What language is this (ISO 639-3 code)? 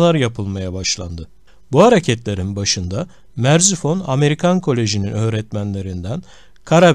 tur